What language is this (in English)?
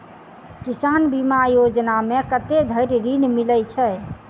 Maithili